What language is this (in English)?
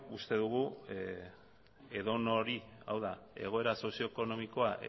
Basque